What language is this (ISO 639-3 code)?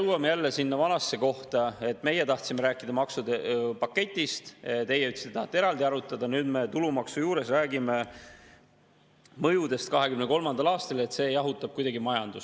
est